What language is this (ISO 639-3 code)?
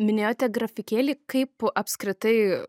lit